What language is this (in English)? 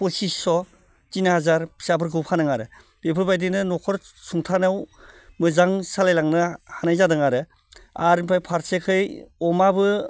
Bodo